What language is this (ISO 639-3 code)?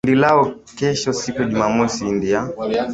swa